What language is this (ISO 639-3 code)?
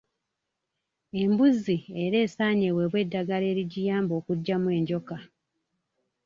lug